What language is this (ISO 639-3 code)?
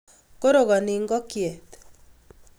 kln